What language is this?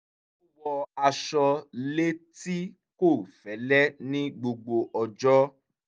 Yoruba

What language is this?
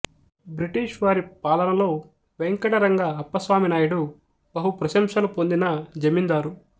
Telugu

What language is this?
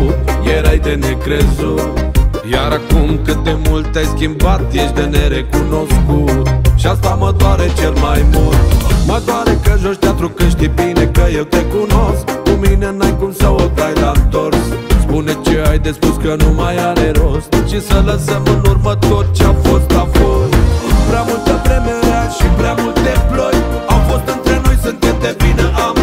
Romanian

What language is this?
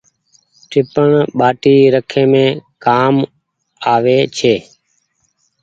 Goaria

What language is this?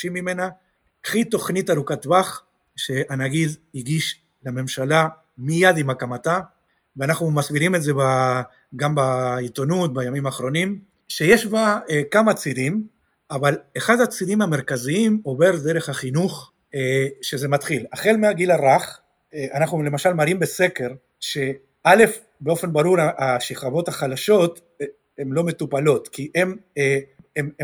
Hebrew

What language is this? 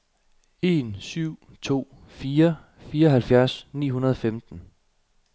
Danish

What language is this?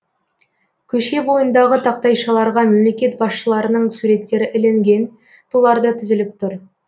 Kazakh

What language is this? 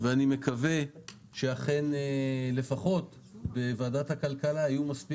Hebrew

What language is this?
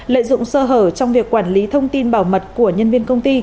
Vietnamese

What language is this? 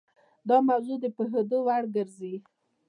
Pashto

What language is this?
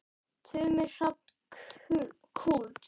Icelandic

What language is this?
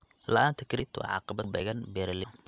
Somali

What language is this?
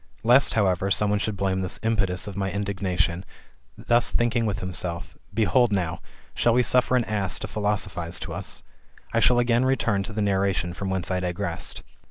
English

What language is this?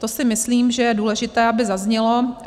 Czech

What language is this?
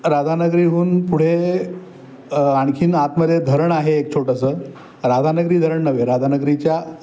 Marathi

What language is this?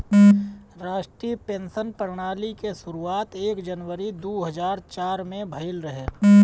Bhojpuri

